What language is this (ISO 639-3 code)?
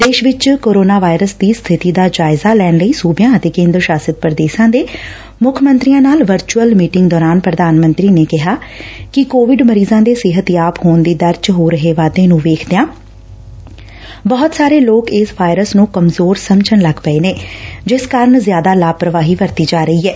pan